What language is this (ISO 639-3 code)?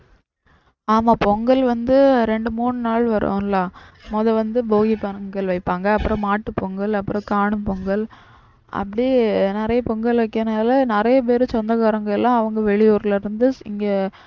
tam